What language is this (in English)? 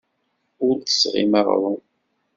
Kabyle